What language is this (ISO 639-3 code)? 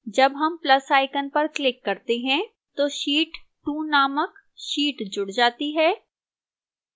hin